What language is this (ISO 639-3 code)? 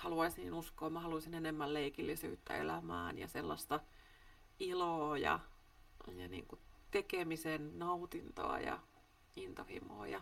fin